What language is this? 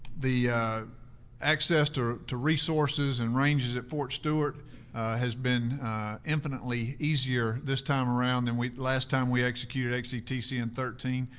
English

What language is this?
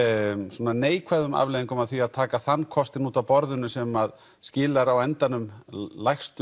Icelandic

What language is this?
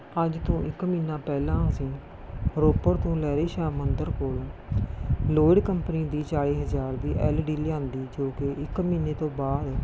Punjabi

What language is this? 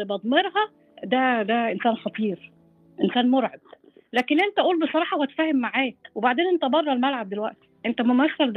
Arabic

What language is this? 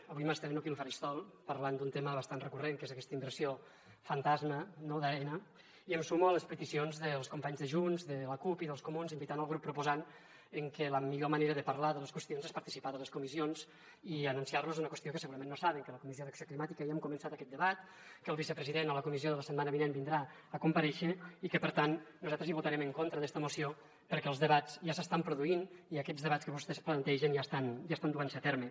Catalan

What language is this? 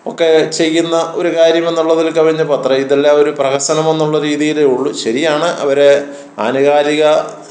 Malayalam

